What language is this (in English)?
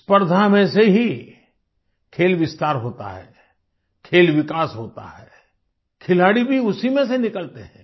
Hindi